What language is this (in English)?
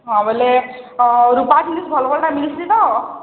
Odia